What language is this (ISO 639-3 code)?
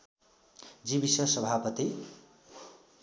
nep